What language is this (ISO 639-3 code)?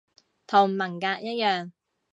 yue